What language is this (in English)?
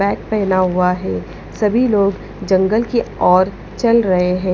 Hindi